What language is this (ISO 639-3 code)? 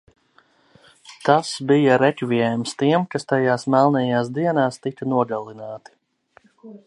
lav